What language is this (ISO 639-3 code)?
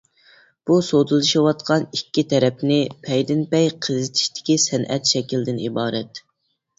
uig